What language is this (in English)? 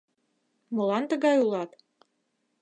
Mari